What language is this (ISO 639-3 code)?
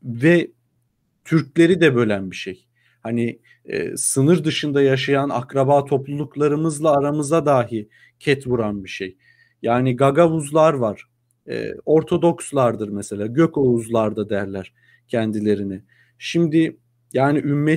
tur